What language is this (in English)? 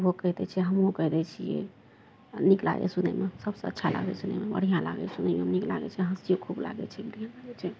Maithili